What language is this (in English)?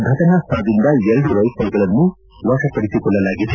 Kannada